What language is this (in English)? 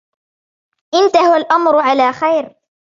Arabic